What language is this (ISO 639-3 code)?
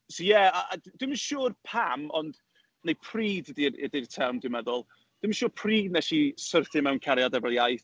cym